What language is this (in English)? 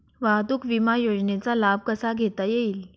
Marathi